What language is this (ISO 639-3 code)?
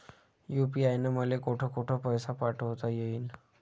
mar